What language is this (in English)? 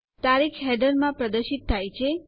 Gujarati